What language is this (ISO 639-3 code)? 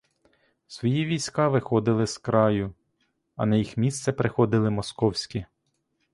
ukr